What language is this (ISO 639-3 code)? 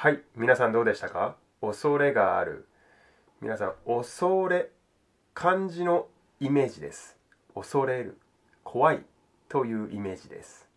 jpn